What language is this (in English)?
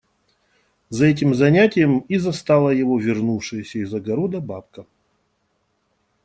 Russian